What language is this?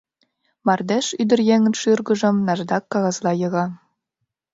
Mari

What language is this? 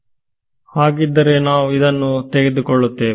Kannada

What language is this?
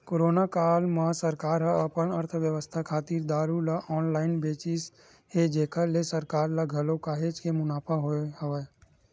Chhattisgarhi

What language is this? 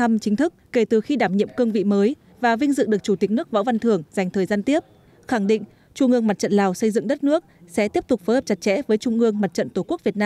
Vietnamese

